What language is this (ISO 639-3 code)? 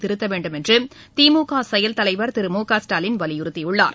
tam